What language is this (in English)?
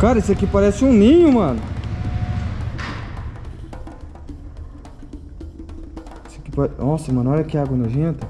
Portuguese